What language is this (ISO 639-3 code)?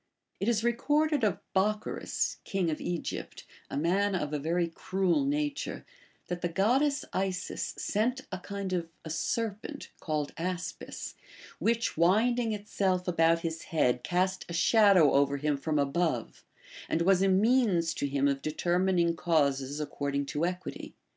eng